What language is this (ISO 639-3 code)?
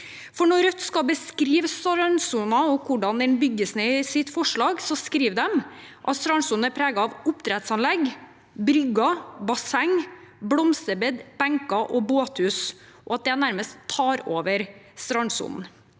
nor